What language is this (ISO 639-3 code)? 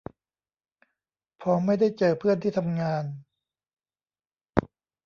tha